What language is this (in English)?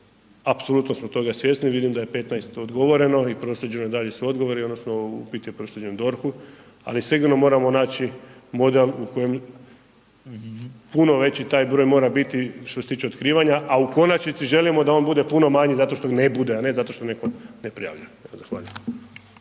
Croatian